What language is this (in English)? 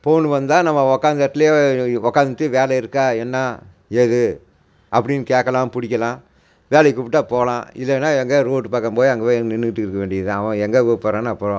Tamil